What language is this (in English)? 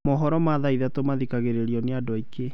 Kikuyu